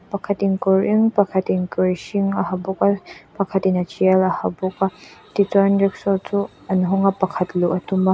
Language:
Mizo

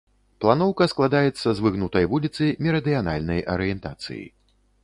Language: Belarusian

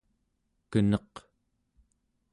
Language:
Central Yupik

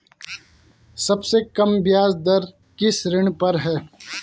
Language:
Hindi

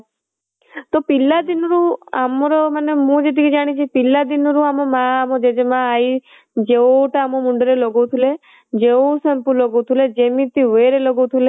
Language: Odia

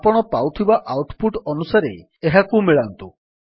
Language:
Odia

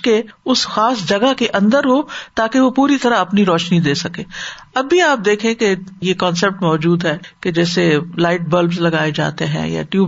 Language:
Urdu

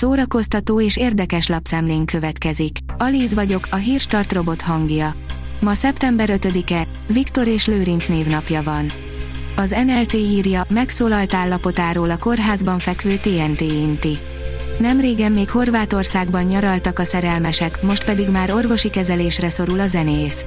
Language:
Hungarian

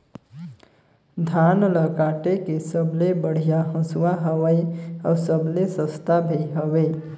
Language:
Chhattisgarhi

